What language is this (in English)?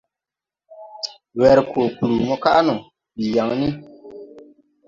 Tupuri